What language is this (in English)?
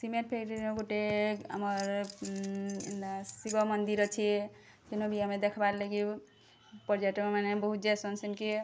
Odia